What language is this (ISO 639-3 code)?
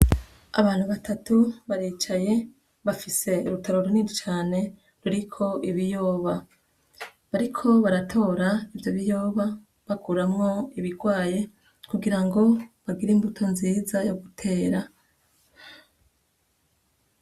run